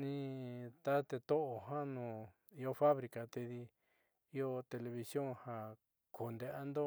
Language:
Southeastern Nochixtlán Mixtec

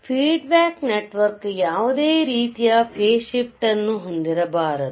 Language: Kannada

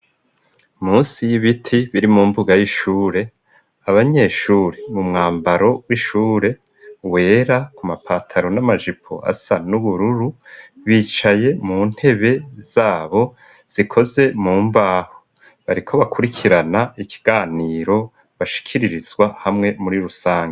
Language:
Rundi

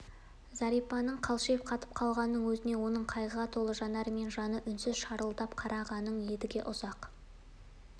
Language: Kazakh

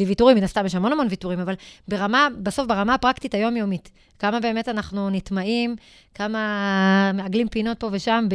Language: Hebrew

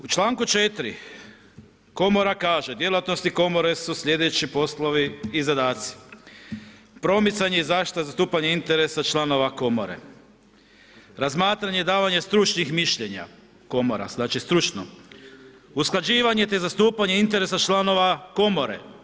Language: Croatian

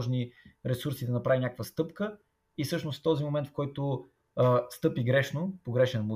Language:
Bulgarian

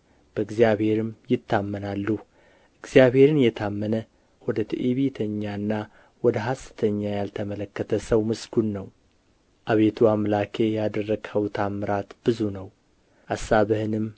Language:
Amharic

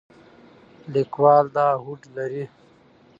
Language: Pashto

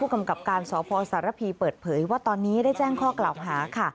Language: Thai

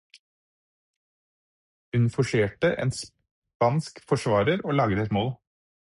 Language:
Norwegian Bokmål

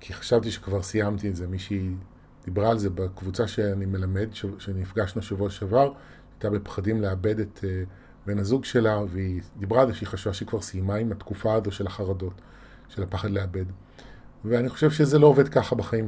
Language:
Hebrew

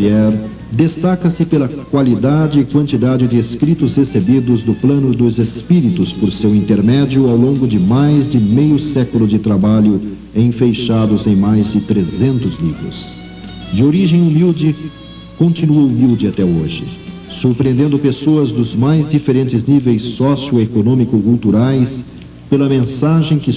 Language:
Portuguese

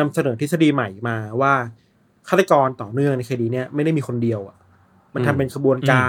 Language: Thai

